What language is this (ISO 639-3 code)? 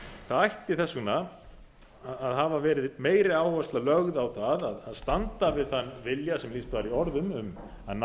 isl